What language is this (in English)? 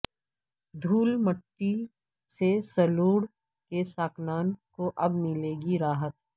Urdu